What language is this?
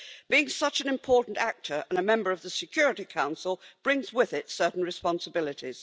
English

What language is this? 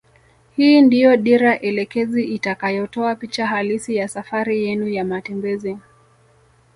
Swahili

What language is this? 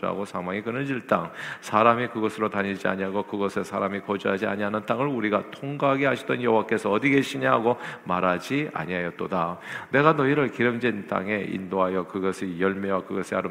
Korean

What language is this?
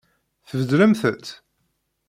Kabyle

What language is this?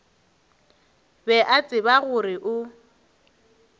Northern Sotho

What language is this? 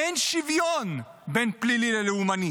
Hebrew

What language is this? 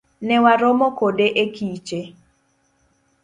Luo (Kenya and Tanzania)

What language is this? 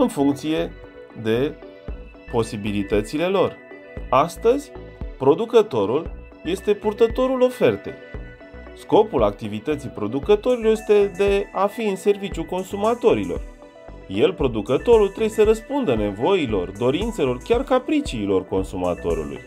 Romanian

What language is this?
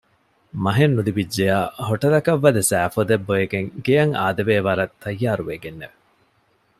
Divehi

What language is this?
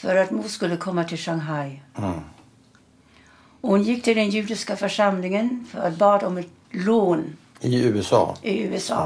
Swedish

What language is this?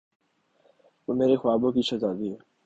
Urdu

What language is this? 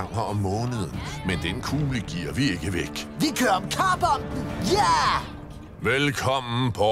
Danish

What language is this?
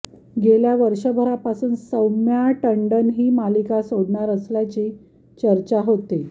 Marathi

